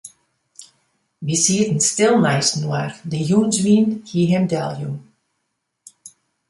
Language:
Western Frisian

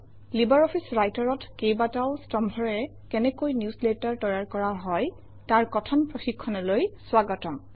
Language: Assamese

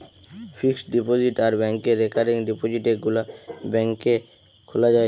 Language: Bangla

